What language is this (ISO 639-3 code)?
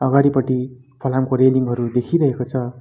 nep